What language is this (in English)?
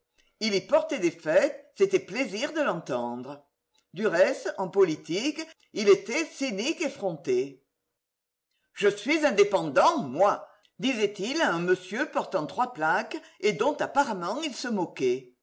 French